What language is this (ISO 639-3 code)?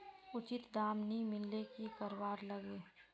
mag